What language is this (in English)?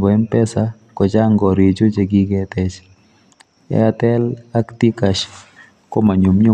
Kalenjin